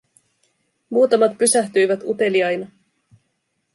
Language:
Finnish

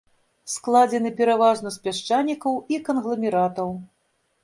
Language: Belarusian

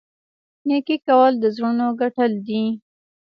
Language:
Pashto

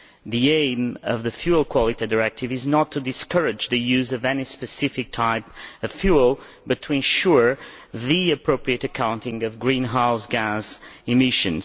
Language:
English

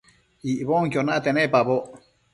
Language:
Matsés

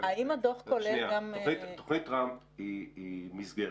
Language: Hebrew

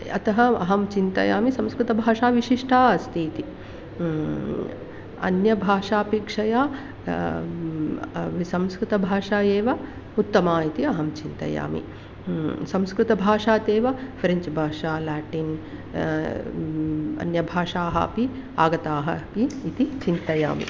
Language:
Sanskrit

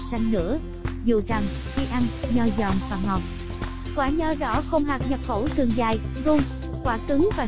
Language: Vietnamese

